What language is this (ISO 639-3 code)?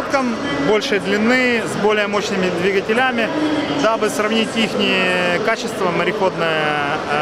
rus